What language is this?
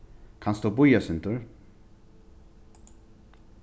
Faroese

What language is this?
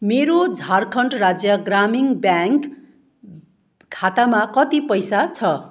Nepali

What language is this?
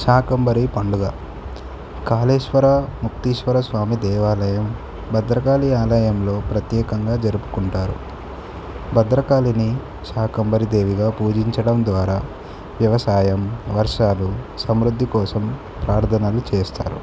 Telugu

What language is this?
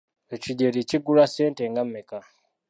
Ganda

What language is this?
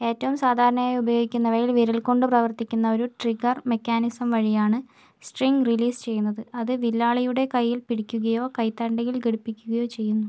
Malayalam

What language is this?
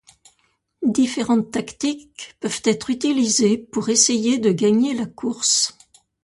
French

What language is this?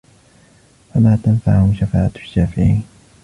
Arabic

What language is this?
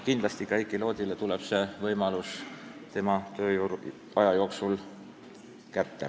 Estonian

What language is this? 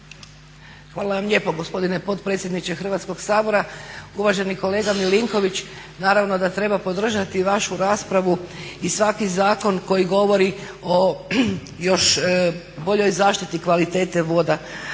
Croatian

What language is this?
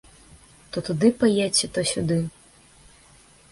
Belarusian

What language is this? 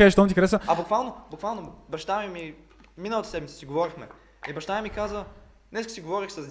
Bulgarian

